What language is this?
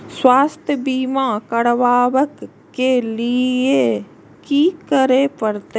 Maithili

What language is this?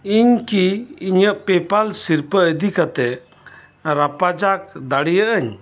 Santali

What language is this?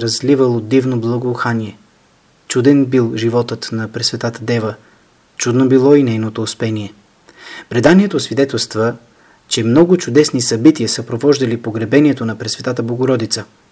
Bulgarian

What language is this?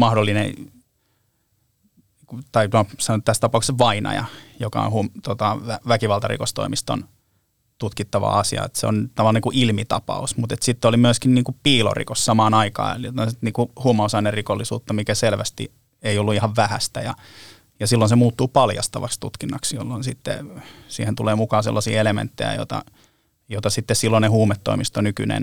Finnish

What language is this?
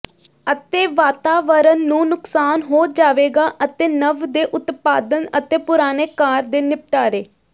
Punjabi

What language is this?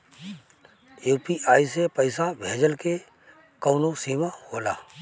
Bhojpuri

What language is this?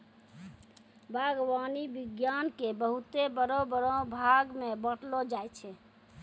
Maithili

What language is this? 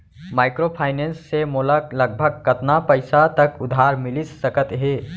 Chhattisgarhi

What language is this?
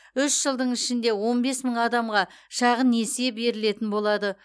Kazakh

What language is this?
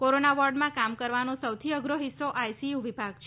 Gujarati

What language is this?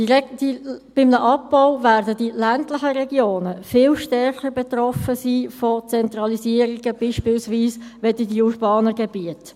Swiss German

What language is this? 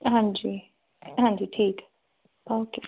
Punjabi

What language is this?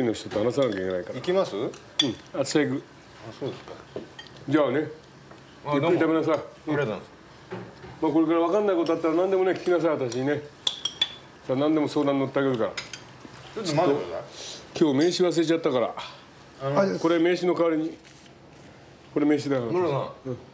Japanese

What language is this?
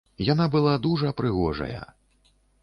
Belarusian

